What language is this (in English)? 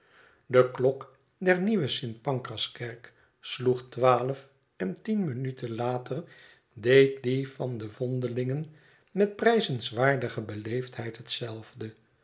Dutch